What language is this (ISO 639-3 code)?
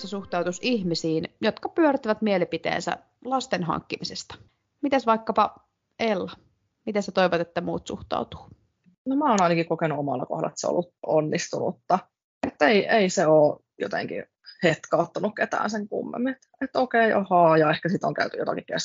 fin